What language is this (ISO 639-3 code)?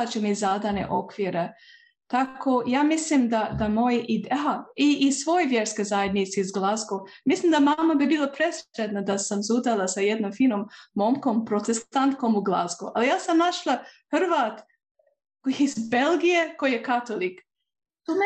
hrv